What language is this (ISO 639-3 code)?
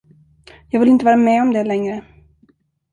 swe